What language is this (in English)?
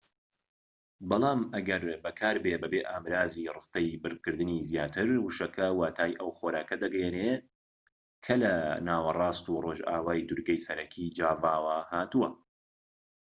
Central Kurdish